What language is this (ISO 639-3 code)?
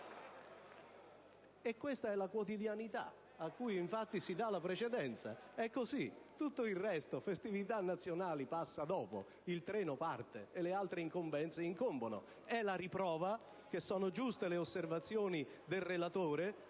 ita